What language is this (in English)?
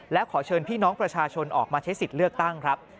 Thai